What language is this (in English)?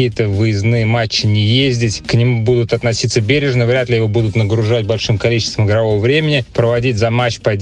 Russian